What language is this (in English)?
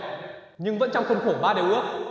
Vietnamese